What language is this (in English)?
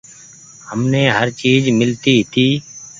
Goaria